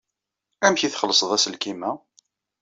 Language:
Kabyle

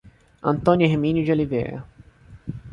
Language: Portuguese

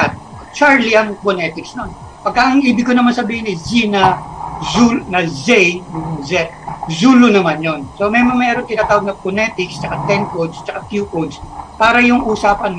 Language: Filipino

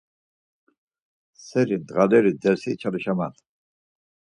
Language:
Laz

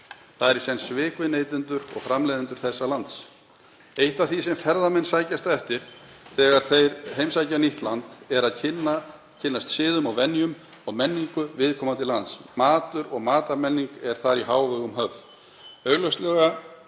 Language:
Icelandic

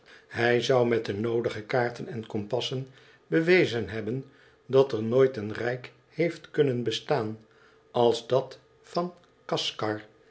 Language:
Dutch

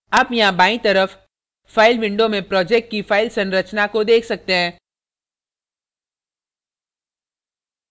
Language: Hindi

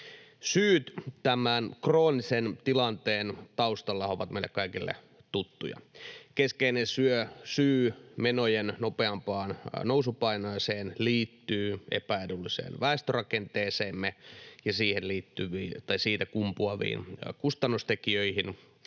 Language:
Finnish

